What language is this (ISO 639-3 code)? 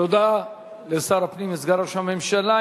heb